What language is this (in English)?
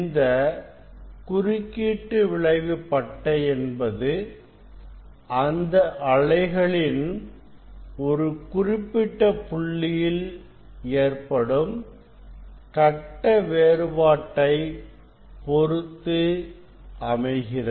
Tamil